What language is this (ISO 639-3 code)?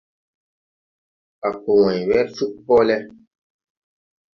tui